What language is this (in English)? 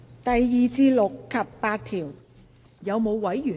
Cantonese